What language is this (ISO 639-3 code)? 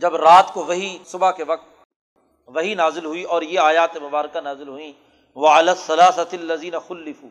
urd